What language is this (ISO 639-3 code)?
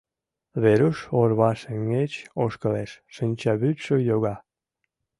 chm